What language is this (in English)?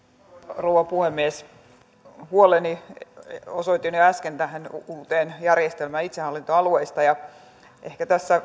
Finnish